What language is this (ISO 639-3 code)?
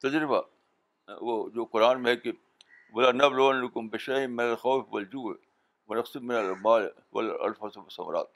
urd